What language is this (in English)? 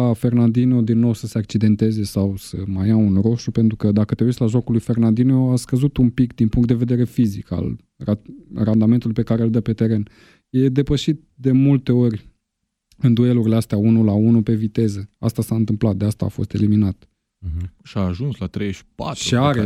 Romanian